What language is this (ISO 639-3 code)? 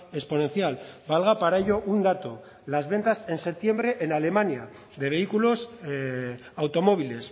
spa